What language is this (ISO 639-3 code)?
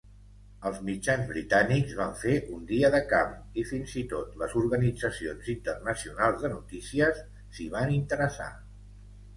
cat